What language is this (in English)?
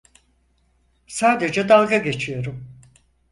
Turkish